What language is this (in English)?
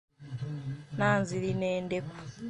Ganda